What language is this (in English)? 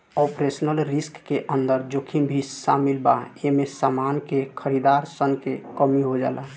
Bhojpuri